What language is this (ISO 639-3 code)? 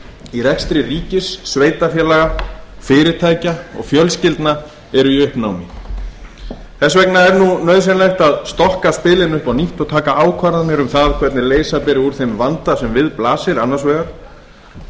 isl